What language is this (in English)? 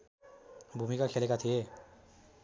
Nepali